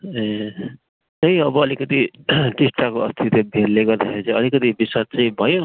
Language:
Nepali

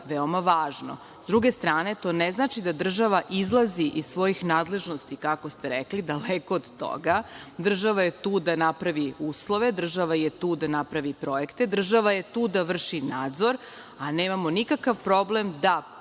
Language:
Serbian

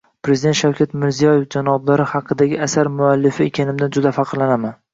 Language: Uzbek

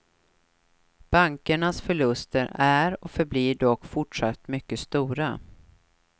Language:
Swedish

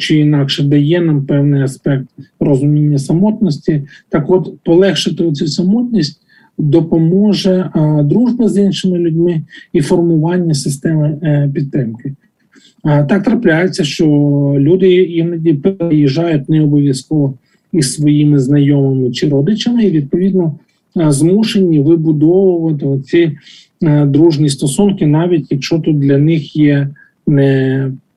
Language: Ukrainian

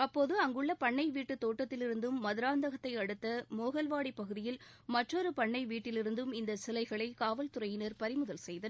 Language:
Tamil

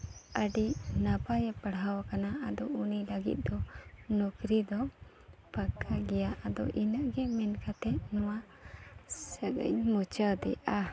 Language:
Santali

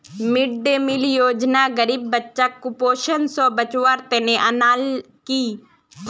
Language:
Magahi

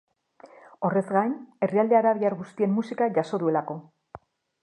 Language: Basque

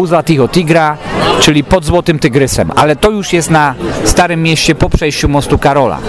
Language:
Polish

